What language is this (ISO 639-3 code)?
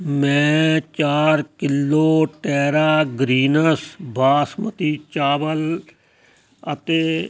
pan